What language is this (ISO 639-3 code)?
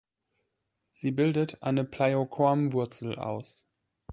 deu